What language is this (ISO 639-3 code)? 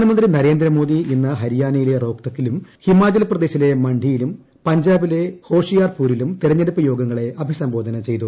mal